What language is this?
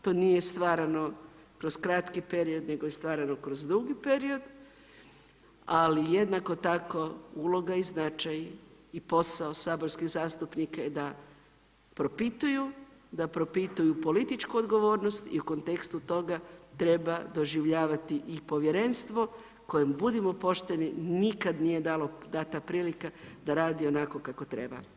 Croatian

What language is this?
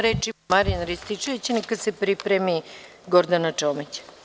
Serbian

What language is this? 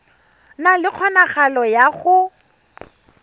Tswana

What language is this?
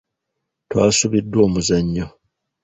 Ganda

